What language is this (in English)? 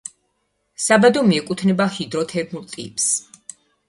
Georgian